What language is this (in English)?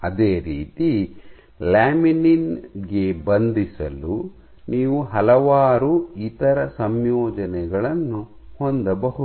Kannada